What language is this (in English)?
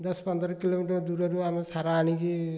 Odia